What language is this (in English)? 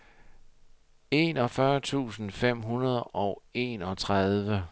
Danish